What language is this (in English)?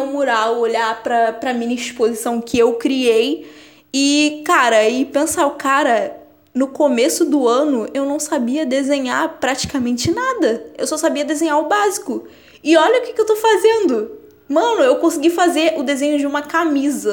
Portuguese